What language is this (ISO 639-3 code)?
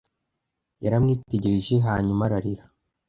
kin